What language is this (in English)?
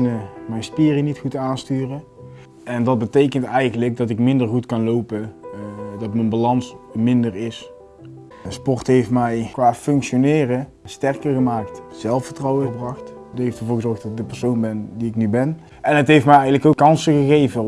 Dutch